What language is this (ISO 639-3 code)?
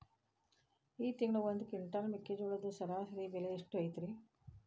kan